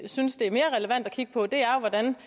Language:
Danish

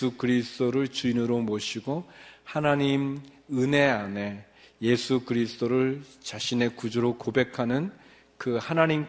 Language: Korean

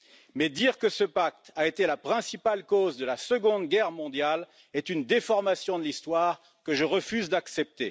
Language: French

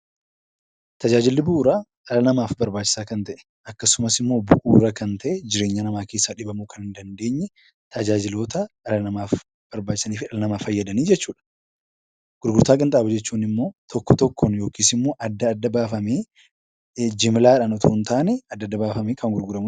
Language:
Oromo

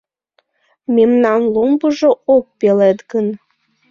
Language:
Mari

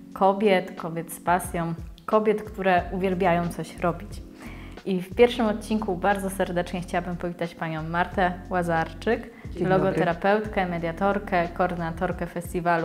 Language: Polish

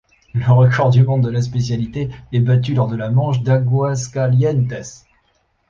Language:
French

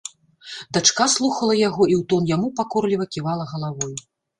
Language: Belarusian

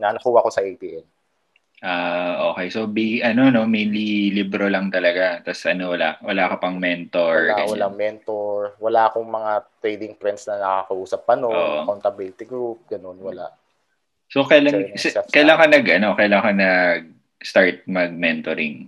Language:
Filipino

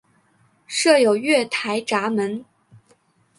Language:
Chinese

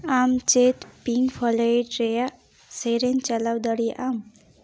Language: Santali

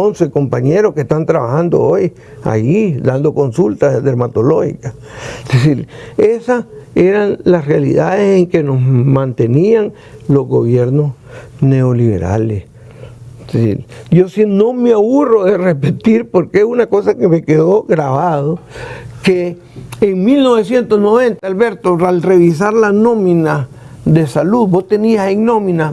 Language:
Spanish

